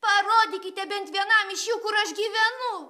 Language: Lithuanian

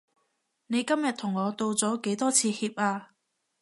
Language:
Cantonese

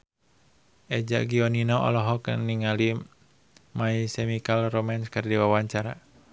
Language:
Sundanese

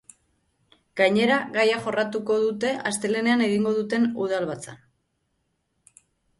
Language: Basque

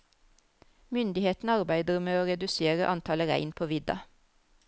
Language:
Norwegian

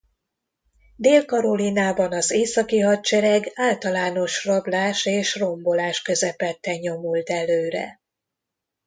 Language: Hungarian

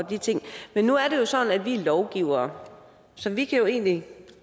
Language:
Danish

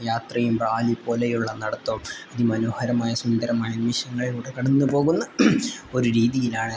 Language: Malayalam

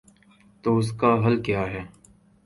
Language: Urdu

